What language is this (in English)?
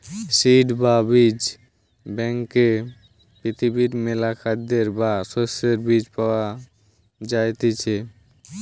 Bangla